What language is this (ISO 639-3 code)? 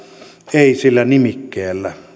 fin